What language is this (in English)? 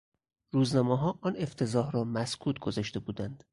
Persian